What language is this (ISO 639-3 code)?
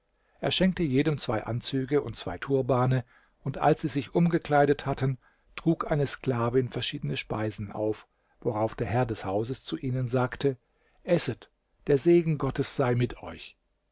deu